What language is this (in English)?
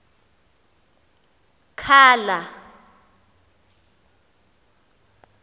Xhosa